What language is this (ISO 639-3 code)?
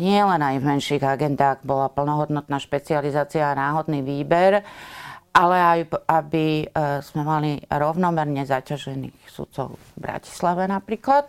slk